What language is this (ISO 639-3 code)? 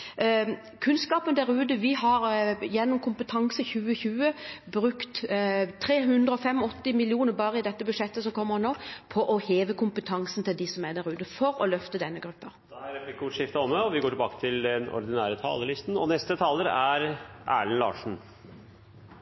nor